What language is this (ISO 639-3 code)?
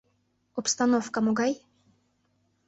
chm